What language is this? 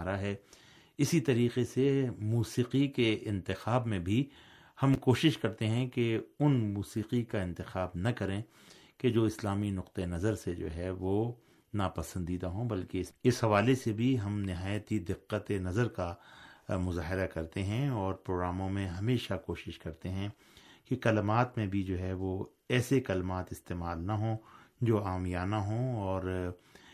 Urdu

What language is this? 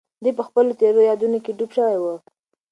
Pashto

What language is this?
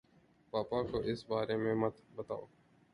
Urdu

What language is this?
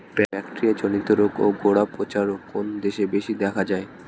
Bangla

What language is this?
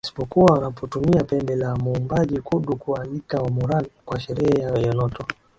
Swahili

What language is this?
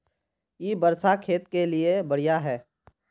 Magahi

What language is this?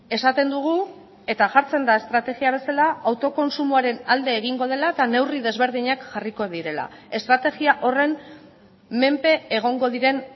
Basque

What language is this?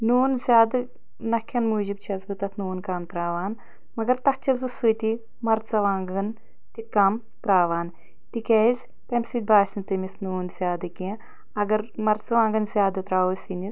Kashmiri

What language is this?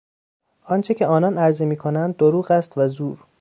Persian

